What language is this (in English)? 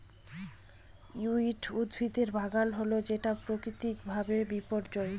Bangla